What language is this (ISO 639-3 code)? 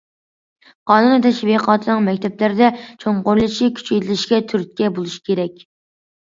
uig